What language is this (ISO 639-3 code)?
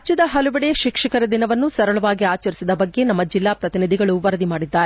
kan